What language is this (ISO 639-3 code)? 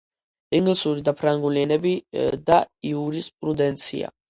kat